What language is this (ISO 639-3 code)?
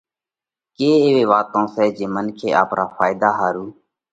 kvx